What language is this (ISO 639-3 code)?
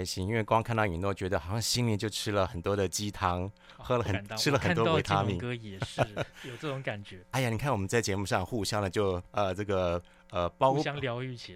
zho